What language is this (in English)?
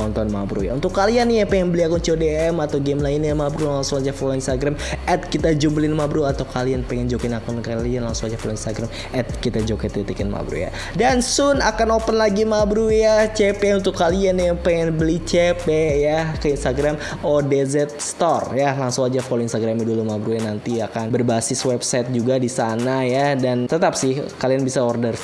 Indonesian